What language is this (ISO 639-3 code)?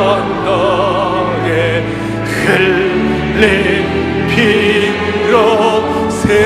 kor